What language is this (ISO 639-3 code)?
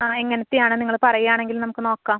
mal